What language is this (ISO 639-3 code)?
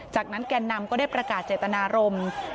tha